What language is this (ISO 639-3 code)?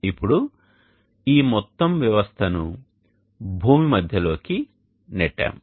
tel